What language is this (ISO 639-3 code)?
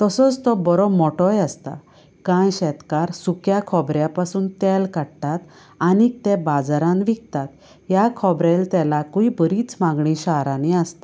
kok